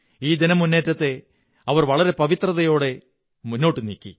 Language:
Malayalam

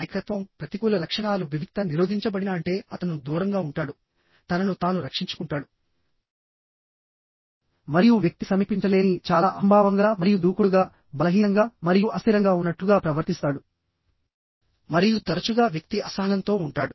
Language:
Telugu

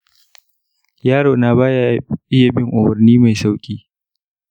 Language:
Hausa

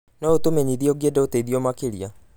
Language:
Kikuyu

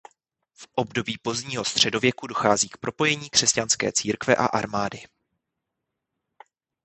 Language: Czech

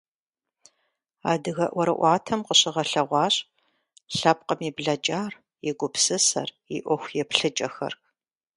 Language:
Kabardian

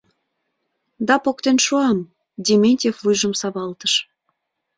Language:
Mari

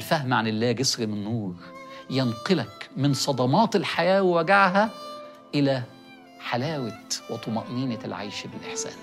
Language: Arabic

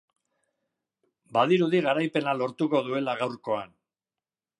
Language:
Basque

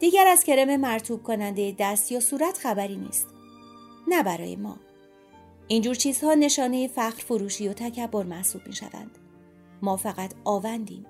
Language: Persian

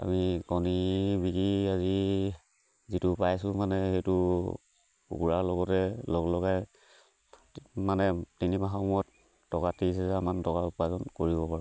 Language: Assamese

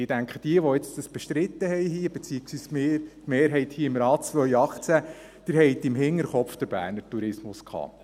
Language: Swiss German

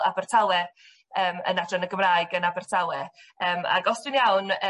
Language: Welsh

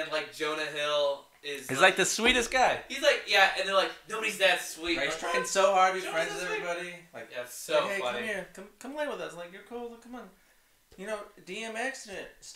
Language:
English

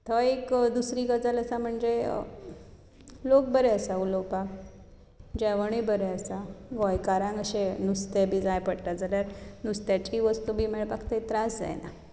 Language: Konkani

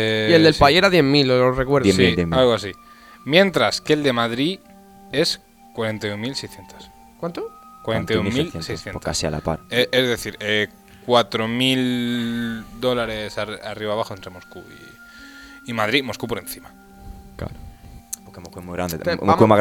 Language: Spanish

